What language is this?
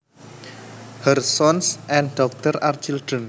Javanese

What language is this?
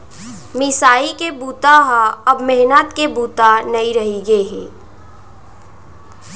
Chhattisgarhi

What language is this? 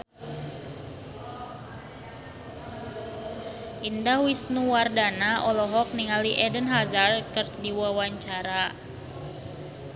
Sundanese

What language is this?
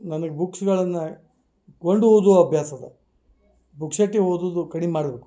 Kannada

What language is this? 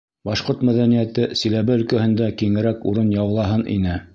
Bashkir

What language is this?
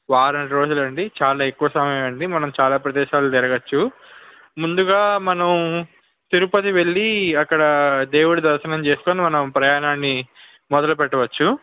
Telugu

